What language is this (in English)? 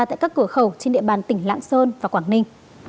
Vietnamese